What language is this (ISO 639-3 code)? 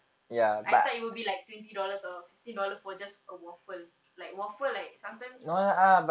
eng